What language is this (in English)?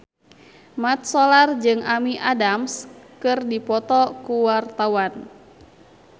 Sundanese